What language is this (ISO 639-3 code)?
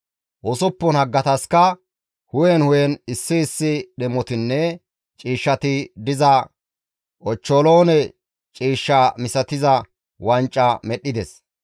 gmv